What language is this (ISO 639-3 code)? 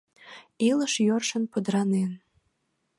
chm